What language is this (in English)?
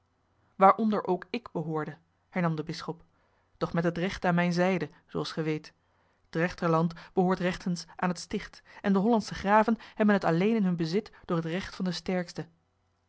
Dutch